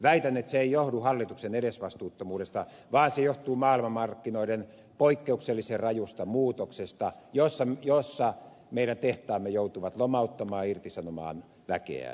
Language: Finnish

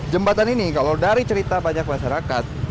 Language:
Indonesian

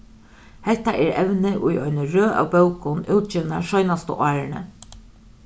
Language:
Faroese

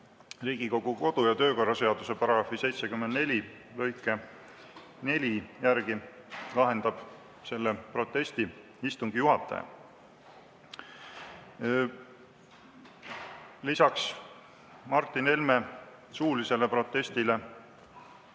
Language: Estonian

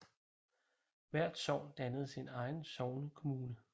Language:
Danish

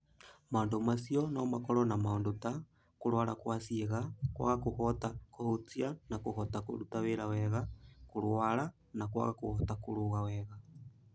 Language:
Kikuyu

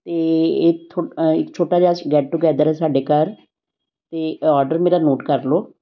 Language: Punjabi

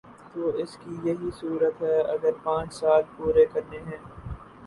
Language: Urdu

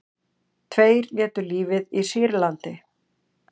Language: Icelandic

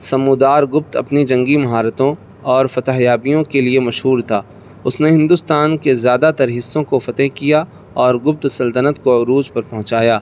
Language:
Urdu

